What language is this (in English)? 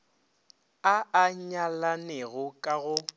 Northern Sotho